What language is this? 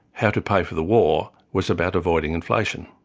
English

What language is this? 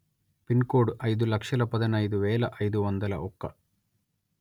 Telugu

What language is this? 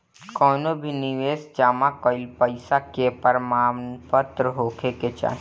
Bhojpuri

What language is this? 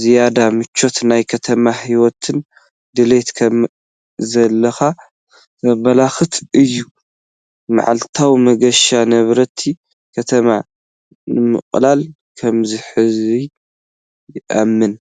Tigrinya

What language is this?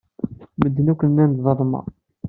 Kabyle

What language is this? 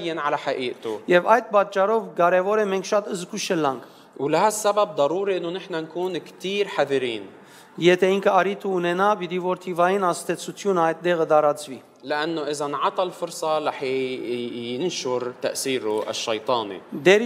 English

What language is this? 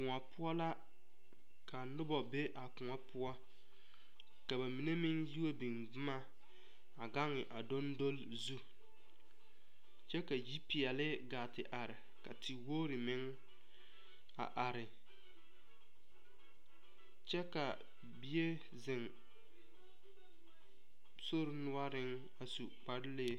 Southern Dagaare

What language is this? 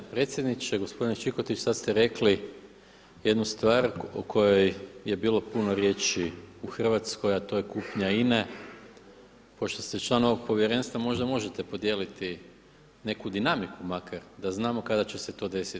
Croatian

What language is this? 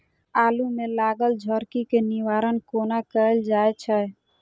Maithili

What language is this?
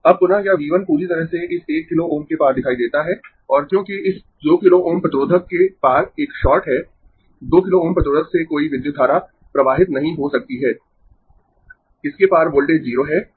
Hindi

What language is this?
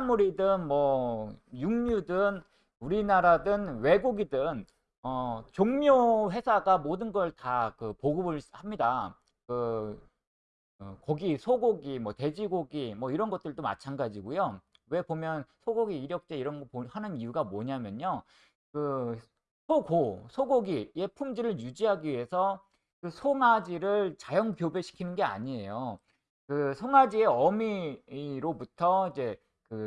Korean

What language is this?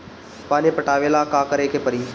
Bhojpuri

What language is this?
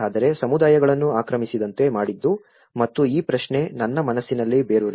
Kannada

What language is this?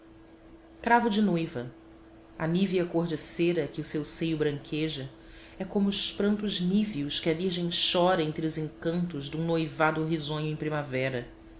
Portuguese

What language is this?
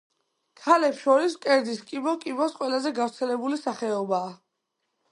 Georgian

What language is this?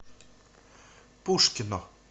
Russian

